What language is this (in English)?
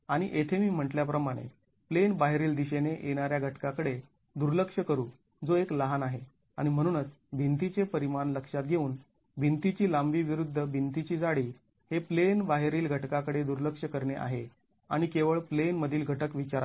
Marathi